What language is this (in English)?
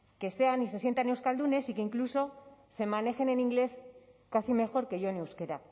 Spanish